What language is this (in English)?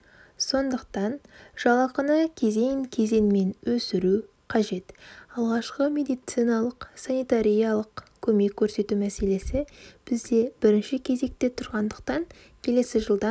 Kazakh